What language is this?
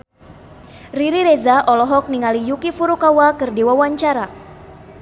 Sundanese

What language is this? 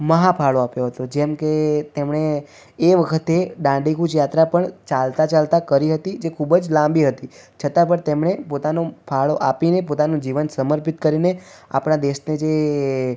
Gujarati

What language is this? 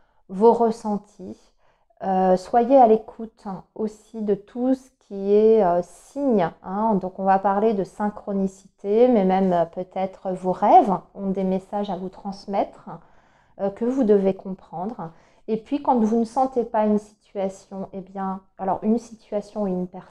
French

